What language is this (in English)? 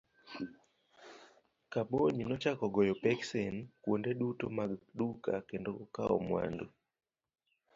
Luo (Kenya and Tanzania)